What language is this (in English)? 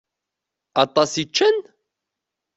Kabyle